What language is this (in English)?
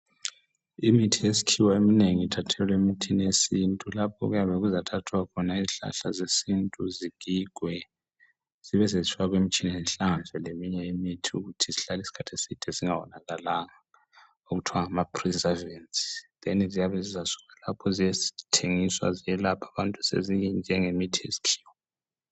North Ndebele